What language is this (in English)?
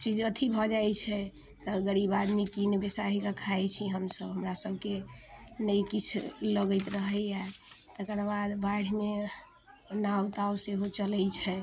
Maithili